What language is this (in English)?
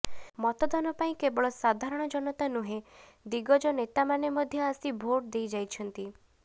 Odia